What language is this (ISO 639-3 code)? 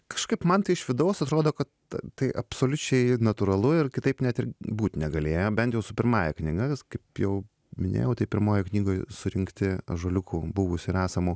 lit